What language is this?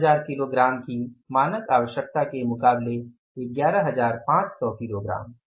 Hindi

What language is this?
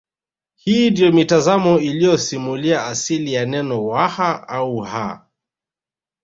Swahili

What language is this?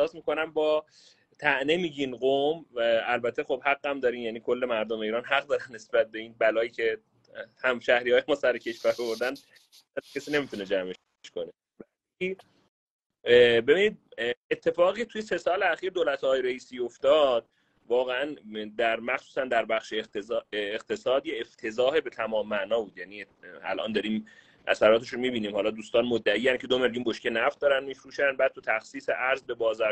Persian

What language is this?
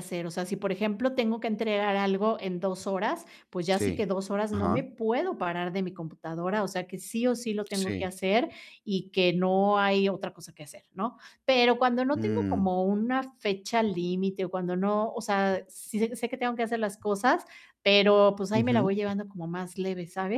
Spanish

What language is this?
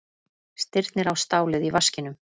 Icelandic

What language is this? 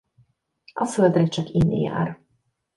Hungarian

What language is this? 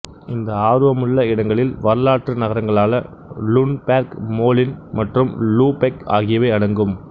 Tamil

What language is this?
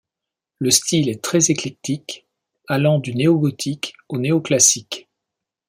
French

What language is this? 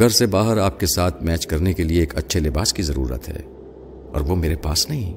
Urdu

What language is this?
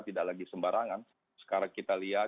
Indonesian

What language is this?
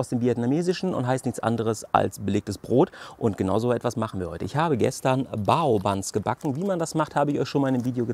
German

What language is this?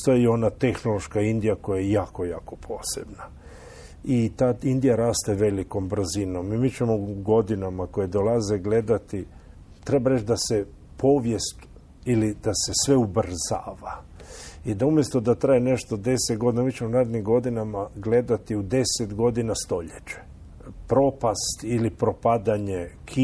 Croatian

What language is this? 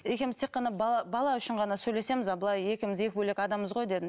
Kazakh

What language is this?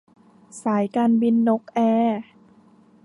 Thai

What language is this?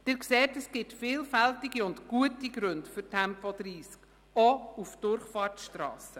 Swiss German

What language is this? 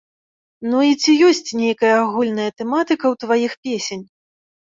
Belarusian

